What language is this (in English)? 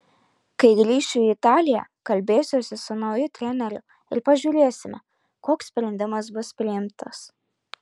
Lithuanian